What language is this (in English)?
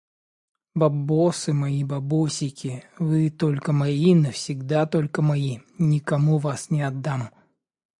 Russian